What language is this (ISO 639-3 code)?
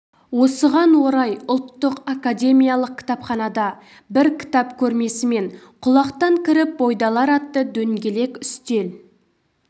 kaz